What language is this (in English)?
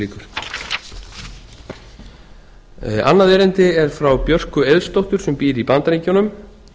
Icelandic